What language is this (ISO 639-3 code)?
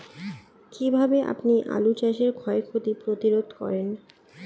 ben